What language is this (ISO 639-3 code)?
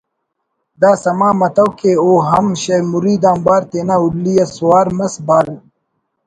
brh